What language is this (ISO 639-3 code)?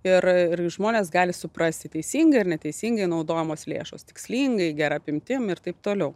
lit